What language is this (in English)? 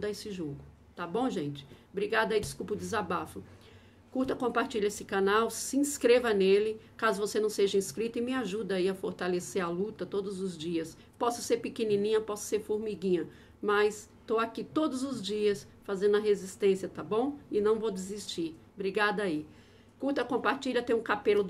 Portuguese